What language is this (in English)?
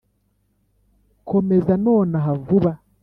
Kinyarwanda